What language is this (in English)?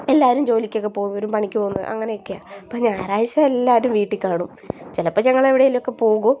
Malayalam